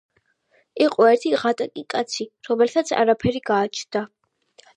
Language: Georgian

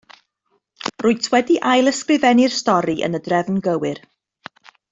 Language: Welsh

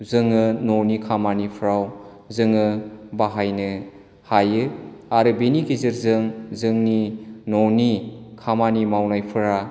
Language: Bodo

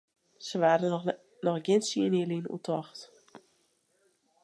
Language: Western Frisian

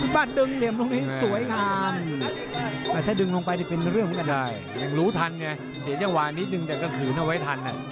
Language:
Thai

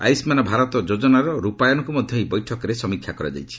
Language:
Odia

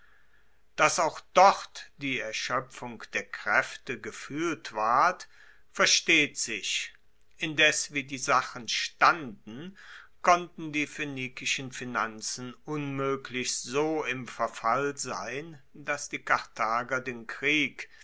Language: German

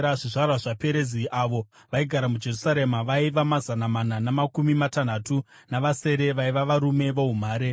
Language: Shona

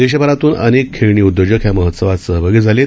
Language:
Marathi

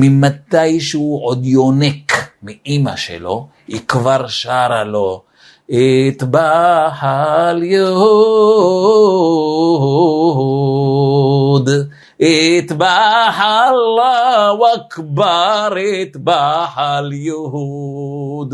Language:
Hebrew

